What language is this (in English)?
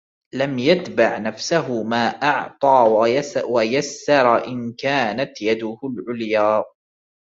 Arabic